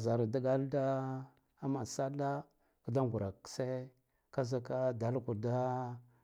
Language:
Guduf-Gava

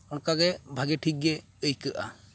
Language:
Santali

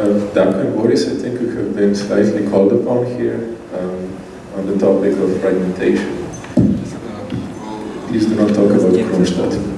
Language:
English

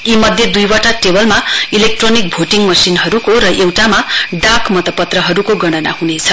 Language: Nepali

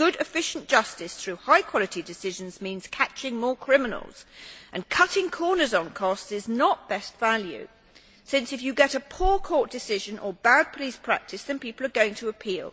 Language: English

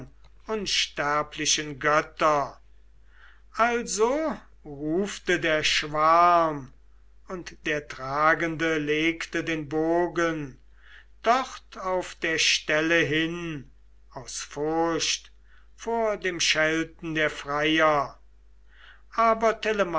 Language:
German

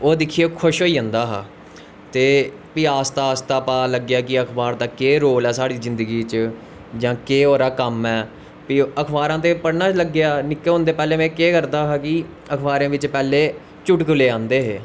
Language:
Dogri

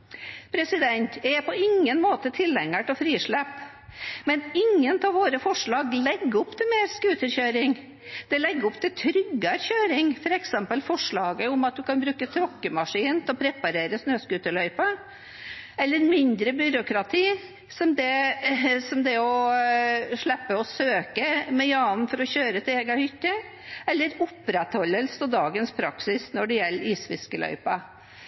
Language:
Norwegian Bokmål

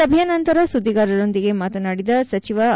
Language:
Kannada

